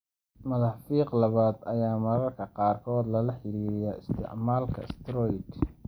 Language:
Somali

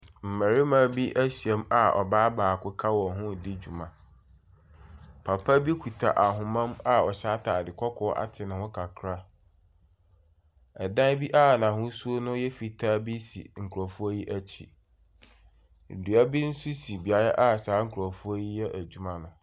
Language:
Akan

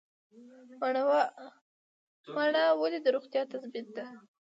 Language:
Pashto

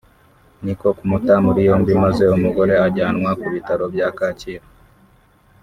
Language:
Kinyarwanda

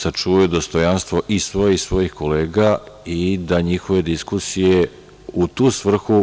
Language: Serbian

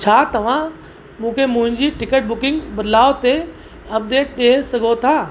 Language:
Sindhi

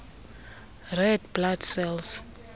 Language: Xhosa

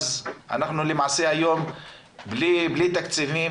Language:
Hebrew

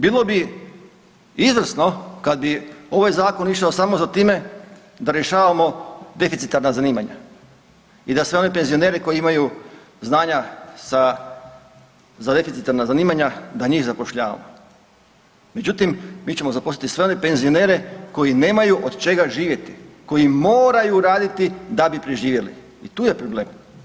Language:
Croatian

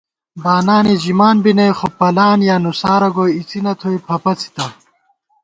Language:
Gawar-Bati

